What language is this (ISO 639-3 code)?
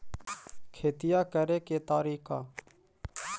mag